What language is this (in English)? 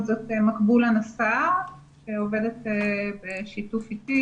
Hebrew